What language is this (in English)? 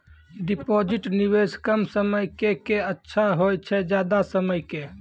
Maithili